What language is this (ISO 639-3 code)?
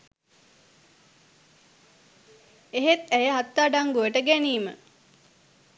sin